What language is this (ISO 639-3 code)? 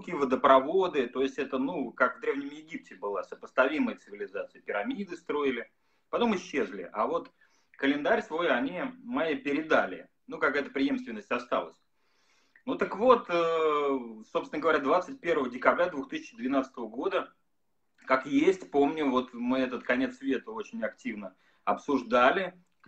rus